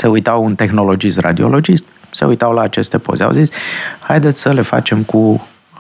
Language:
Romanian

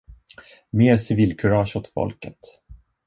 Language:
Swedish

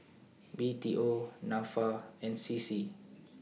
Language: English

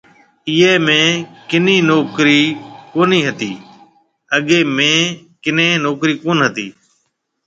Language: Marwari (Pakistan)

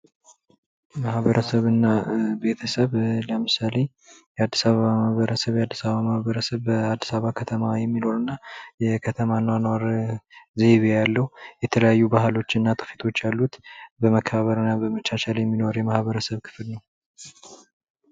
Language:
Amharic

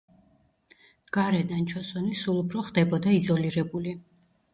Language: Georgian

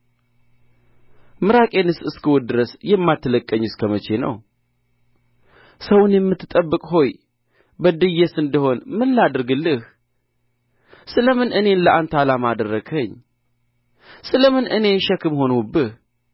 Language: Amharic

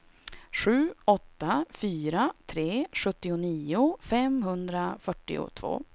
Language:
Swedish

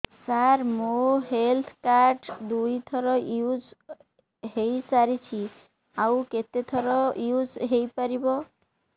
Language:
Odia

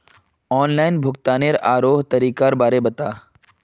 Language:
Magahi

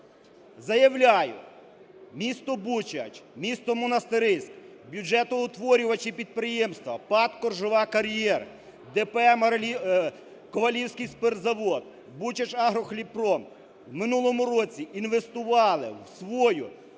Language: Ukrainian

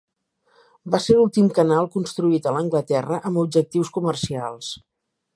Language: Catalan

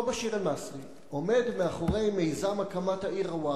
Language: Hebrew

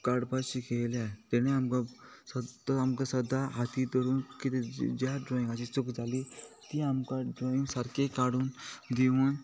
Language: Konkani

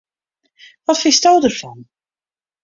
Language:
Western Frisian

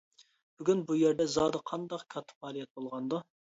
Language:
Uyghur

